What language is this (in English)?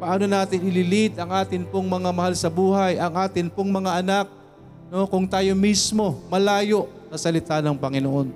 Filipino